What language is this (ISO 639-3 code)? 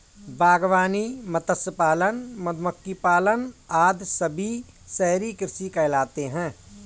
hin